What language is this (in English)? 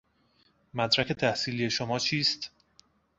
Persian